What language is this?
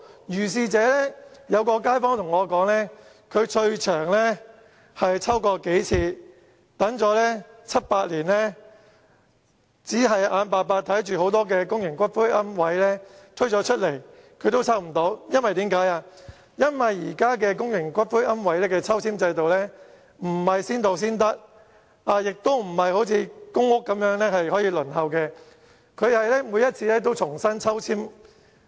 Cantonese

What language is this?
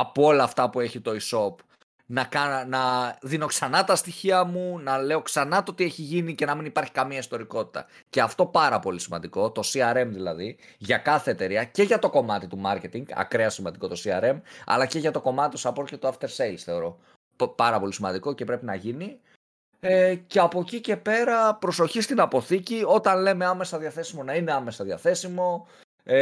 Greek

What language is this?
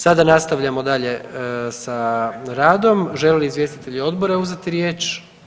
Croatian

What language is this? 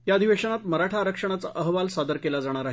Marathi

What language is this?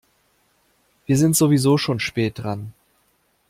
German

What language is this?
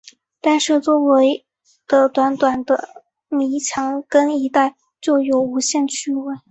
Chinese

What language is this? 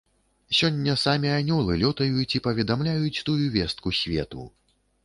Belarusian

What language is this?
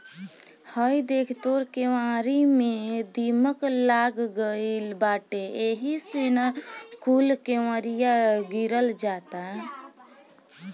Bhojpuri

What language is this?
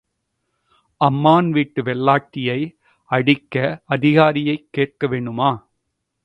Tamil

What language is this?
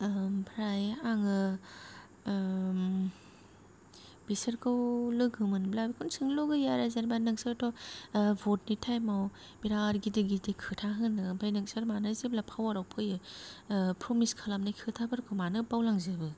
Bodo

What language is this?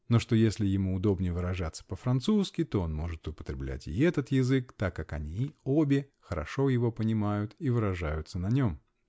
Russian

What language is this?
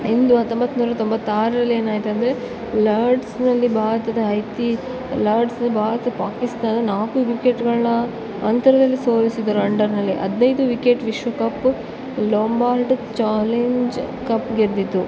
Kannada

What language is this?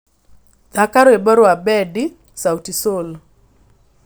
Kikuyu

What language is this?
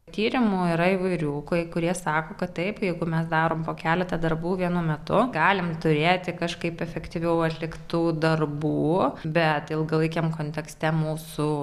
Lithuanian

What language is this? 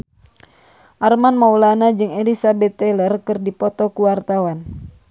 Sundanese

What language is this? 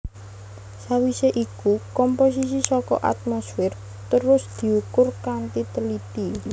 Javanese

